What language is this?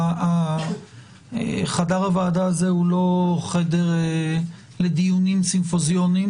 Hebrew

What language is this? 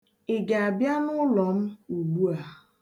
Igbo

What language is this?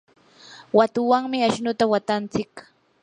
Yanahuanca Pasco Quechua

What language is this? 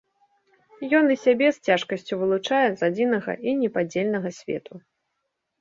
Belarusian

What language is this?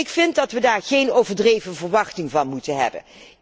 Dutch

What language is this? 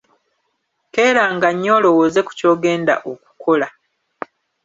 Ganda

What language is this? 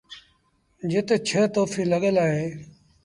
Sindhi Bhil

